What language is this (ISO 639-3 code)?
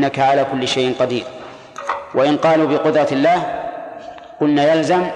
ara